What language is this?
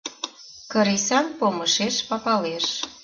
Mari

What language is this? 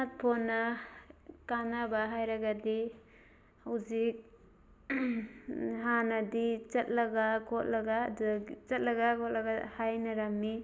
Manipuri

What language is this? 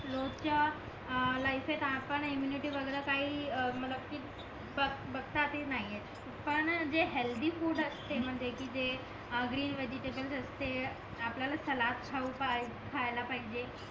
Marathi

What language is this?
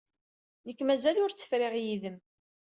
Kabyle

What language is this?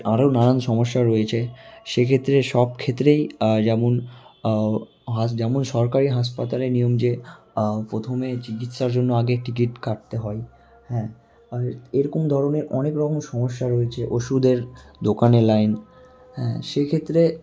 Bangla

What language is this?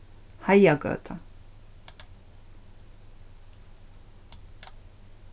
Faroese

